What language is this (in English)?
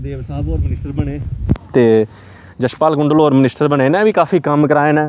Dogri